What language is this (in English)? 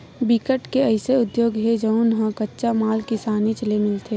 Chhattisgarhi